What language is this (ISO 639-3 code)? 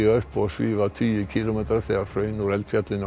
isl